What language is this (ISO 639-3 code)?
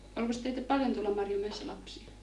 fin